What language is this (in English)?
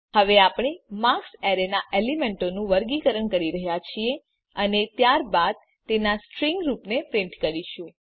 Gujarati